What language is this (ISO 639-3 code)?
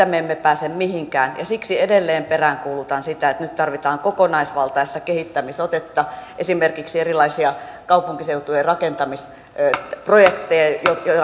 fin